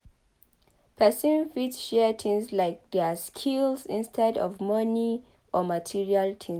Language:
Nigerian Pidgin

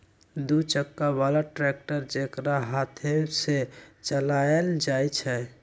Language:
Magahi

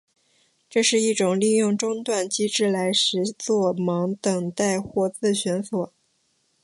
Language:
Chinese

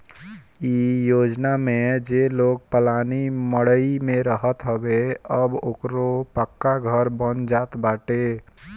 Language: Bhojpuri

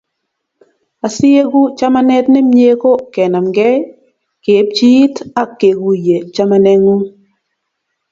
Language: Kalenjin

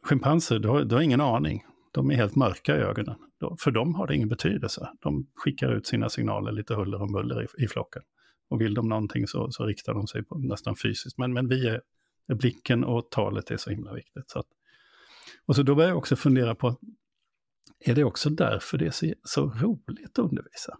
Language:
Swedish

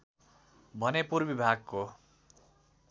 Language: Nepali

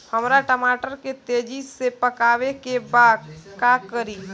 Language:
Bhojpuri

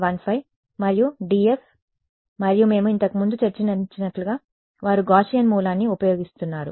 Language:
Telugu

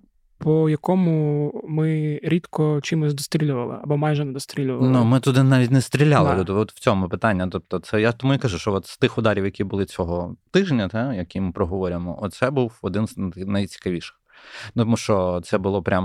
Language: Ukrainian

